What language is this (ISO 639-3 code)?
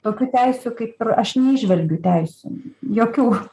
lit